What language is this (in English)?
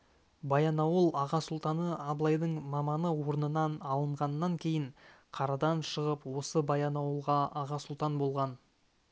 Kazakh